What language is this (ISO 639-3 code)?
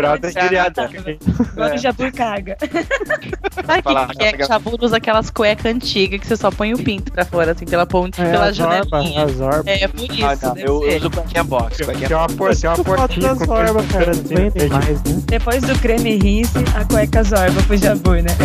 por